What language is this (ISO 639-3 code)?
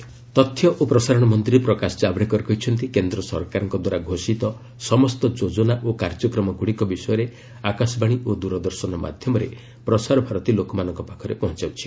ori